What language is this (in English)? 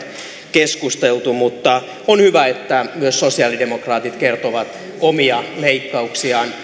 Finnish